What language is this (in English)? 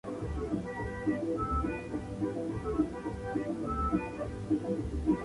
Spanish